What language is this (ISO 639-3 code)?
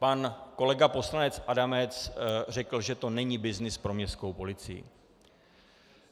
ces